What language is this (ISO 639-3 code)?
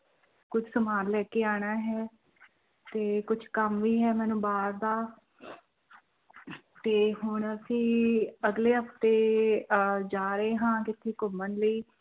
pan